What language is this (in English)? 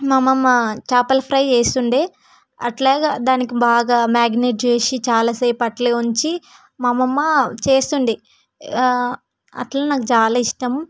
Telugu